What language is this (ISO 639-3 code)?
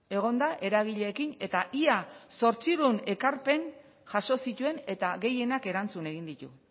eus